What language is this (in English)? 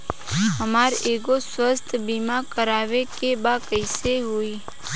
Bhojpuri